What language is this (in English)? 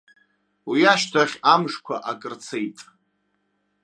Abkhazian